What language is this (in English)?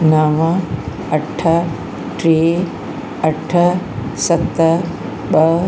Sindhi